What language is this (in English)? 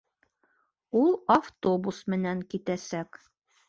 Bashkir